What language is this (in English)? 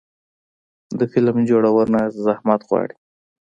Pashto